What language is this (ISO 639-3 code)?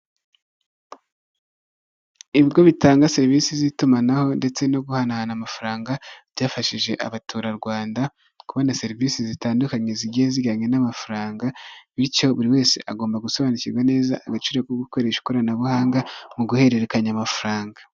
kin